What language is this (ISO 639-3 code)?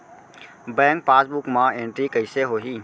hne